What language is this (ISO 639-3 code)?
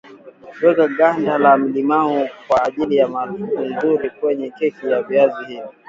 swa